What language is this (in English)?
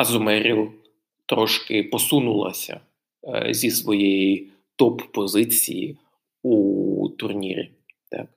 Ukrainian